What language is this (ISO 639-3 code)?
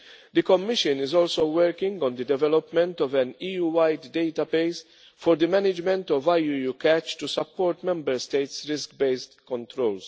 eng